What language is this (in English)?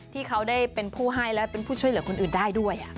Thai